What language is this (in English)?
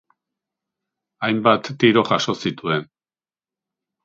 Basque